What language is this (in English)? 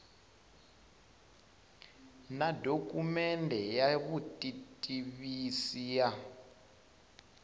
Tsonga